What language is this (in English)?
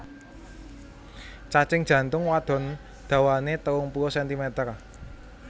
Javanese